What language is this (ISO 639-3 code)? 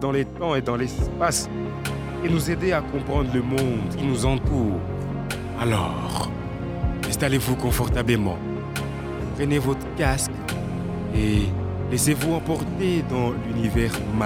fra